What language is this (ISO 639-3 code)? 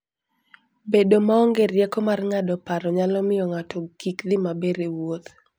luo